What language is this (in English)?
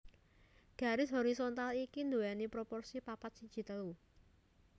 Javanese